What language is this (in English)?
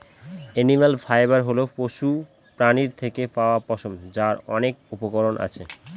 Bangla